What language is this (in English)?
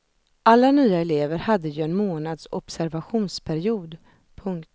Swedish